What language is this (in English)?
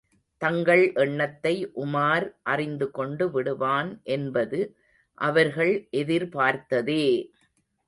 Tamil